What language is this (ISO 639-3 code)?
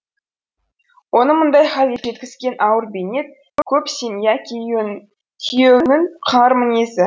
kaz